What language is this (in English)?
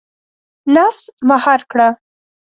Pashto